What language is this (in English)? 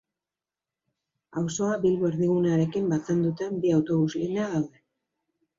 Basque